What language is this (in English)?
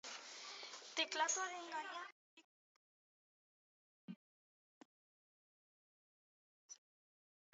Basque